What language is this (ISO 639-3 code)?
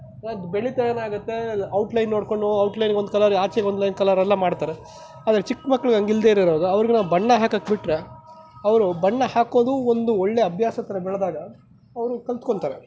kan